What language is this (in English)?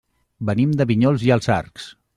Catalan